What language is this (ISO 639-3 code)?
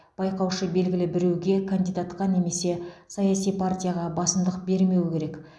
kaz